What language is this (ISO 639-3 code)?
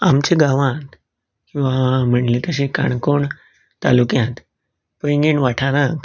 kok